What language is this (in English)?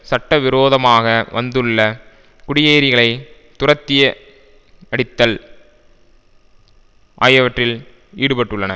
Tamil